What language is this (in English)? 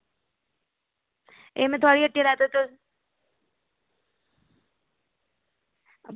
Dogri